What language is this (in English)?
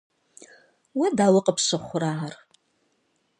Kabardian